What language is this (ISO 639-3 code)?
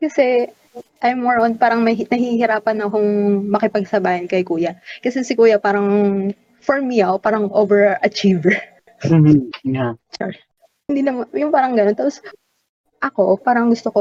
fil